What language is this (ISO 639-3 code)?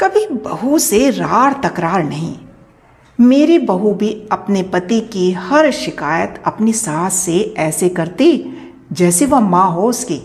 hin